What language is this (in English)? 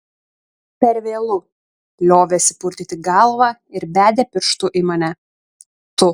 Lithuanian